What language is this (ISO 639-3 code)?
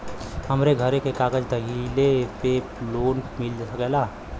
bho